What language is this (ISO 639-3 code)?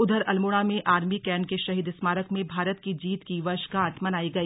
hin